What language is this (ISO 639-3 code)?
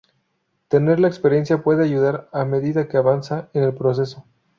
spa